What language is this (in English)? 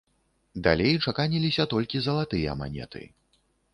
Belarusian